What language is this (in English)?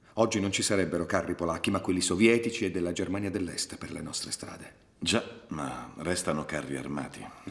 Italian